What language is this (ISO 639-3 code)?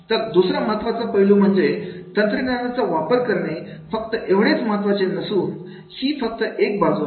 mar